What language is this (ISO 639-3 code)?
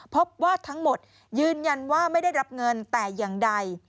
tha